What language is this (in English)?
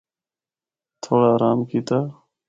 Northern Hindko